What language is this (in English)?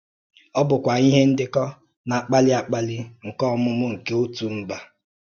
Igbo